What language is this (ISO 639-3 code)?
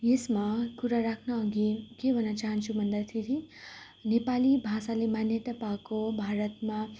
nep